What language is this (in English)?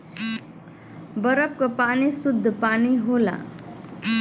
Bhojpuri